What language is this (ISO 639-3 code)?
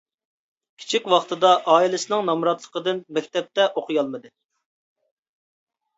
uig